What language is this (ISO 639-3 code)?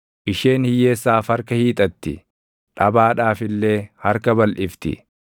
orm